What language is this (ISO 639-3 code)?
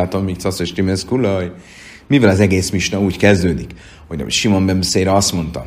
hun